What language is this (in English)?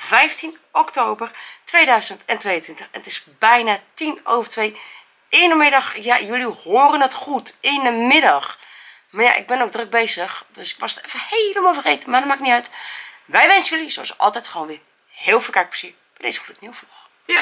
Dutch